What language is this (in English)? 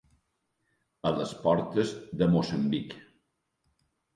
Catalan